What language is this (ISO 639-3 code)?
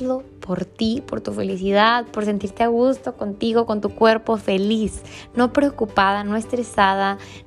spa